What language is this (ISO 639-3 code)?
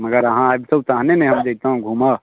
mai